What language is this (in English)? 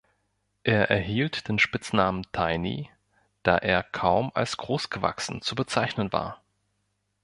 German